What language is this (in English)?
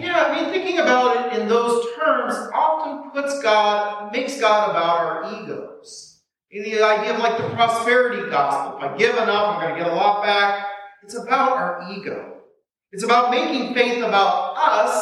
English